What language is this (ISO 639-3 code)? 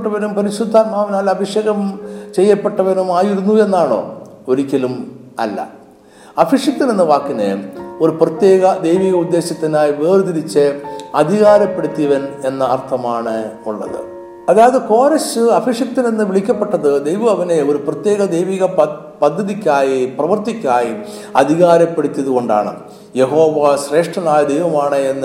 mal